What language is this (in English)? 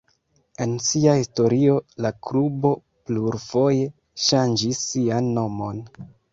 Esperanto